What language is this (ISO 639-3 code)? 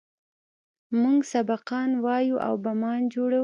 pus